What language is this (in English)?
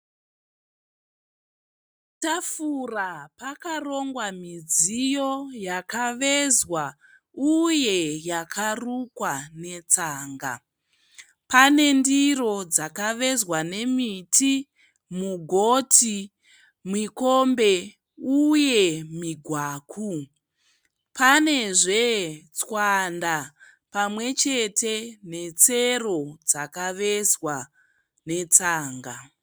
Shona